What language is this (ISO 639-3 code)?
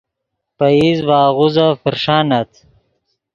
ydg